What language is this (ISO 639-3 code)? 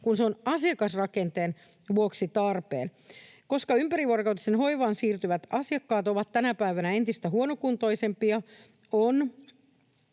fin